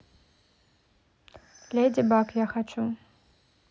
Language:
Russian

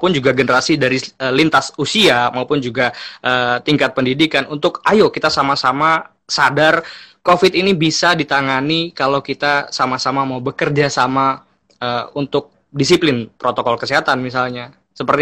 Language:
Indonesian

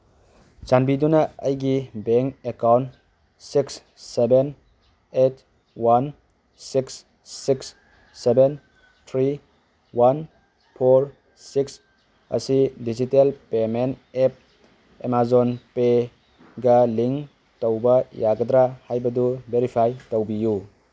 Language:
Manipuri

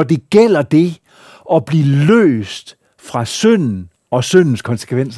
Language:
Danish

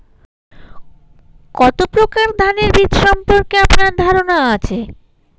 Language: Bangla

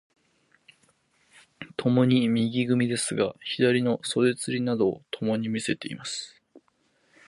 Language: Japanese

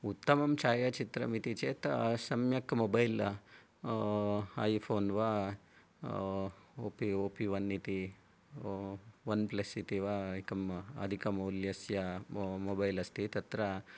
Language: Sanskrit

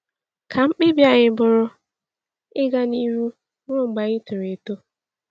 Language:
Igbo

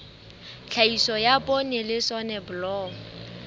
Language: Southern Sotho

